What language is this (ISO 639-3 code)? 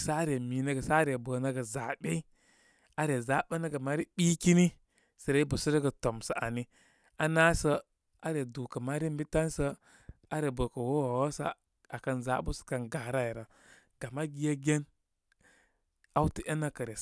kmy